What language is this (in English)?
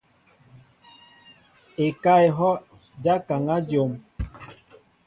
Mbo (Cameroon)